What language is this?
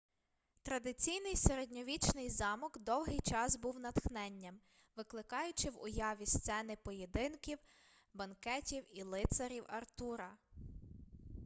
Ukrainian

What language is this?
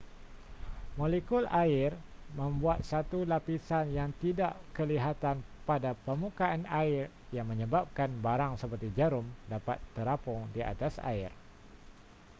Malay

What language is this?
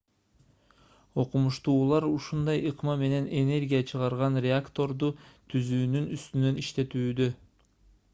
Kyrgyz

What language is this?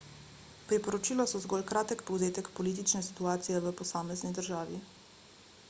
Slovenian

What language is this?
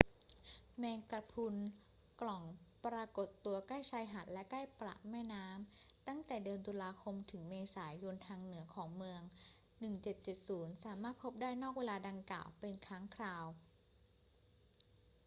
Thai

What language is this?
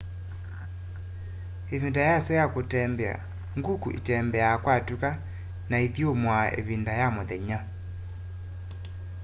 Kamba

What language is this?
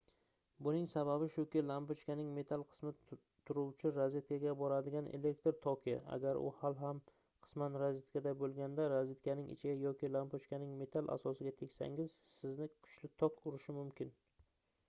Uzbek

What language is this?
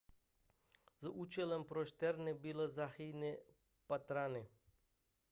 Czech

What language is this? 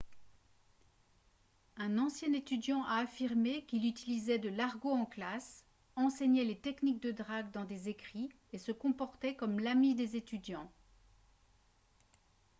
French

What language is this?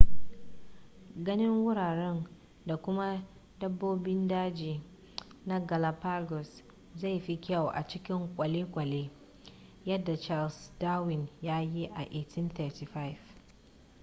Hausa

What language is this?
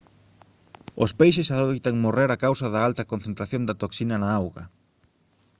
Galician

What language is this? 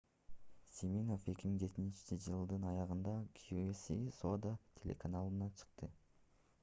Kyrgyz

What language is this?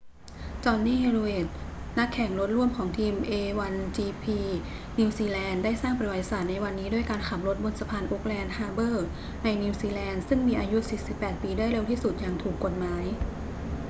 Thai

